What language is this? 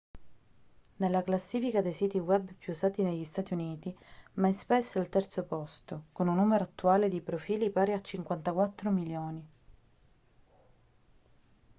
Italian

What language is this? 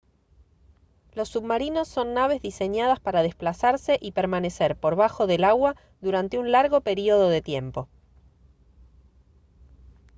Spanish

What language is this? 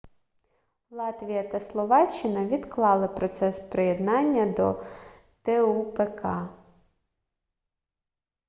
Ukrainian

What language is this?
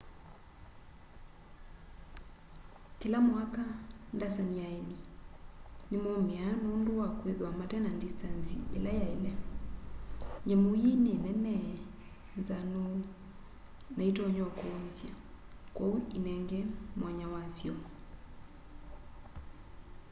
Kamba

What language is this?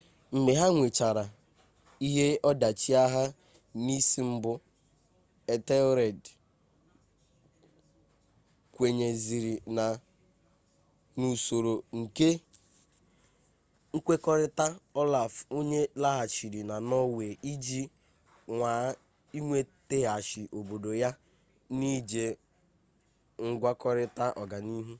Igbo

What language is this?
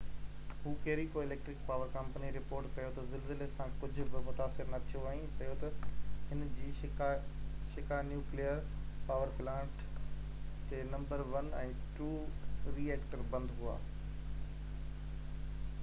Sindhi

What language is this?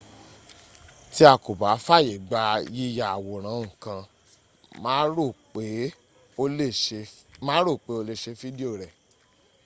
Yoruba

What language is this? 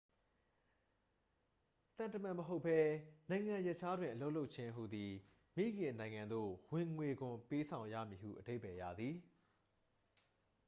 Burmese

